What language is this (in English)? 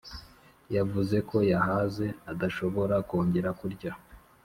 Kinyarwanda